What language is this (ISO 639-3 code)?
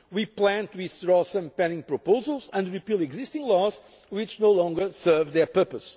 eng